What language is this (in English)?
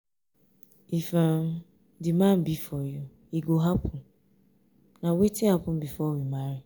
Nigerian Pidgin